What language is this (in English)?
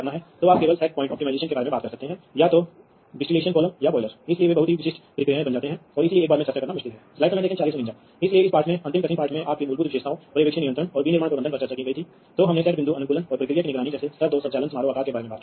Hindi